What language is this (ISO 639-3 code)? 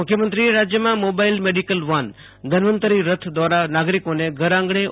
guj